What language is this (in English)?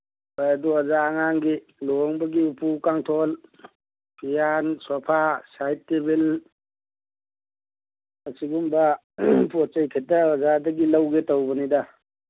Manipuri